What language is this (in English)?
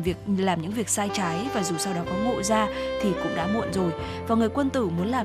Vietnamese